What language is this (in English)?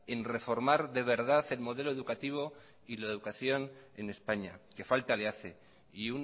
Spanish